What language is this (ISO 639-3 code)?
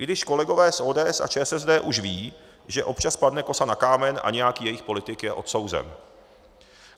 ces